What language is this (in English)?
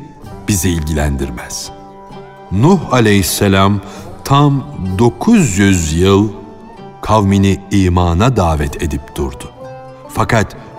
Turkish